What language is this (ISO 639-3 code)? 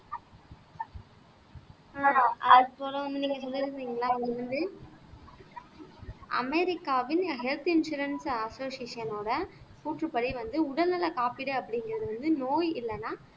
tam